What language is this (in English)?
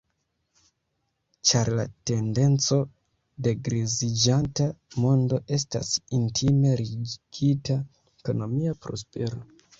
Esperanto